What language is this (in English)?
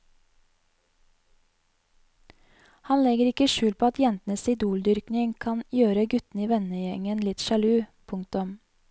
Norwegian